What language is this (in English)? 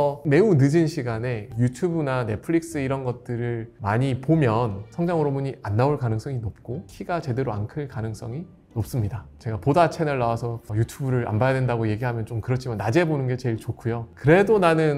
Korean